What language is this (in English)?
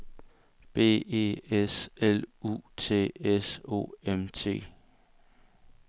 Danish